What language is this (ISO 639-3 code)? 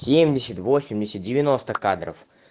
rus